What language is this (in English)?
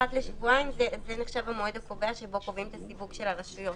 Hebrew